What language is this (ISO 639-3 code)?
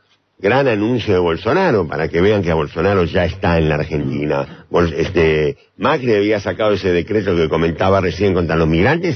spa